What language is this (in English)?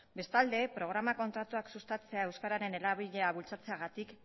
Basque